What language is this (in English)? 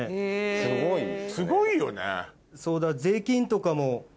Japanese